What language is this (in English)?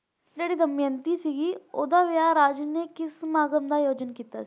Punjabi